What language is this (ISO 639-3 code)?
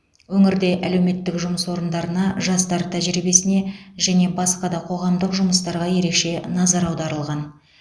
kaz